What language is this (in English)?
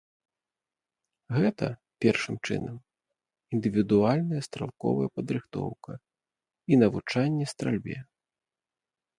Belarusian